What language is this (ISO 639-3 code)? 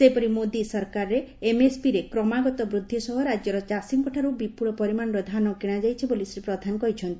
ori